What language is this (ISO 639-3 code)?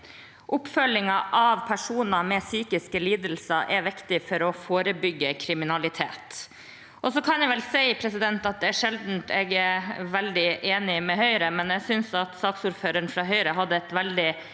nor